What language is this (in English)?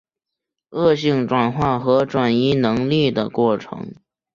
Chinese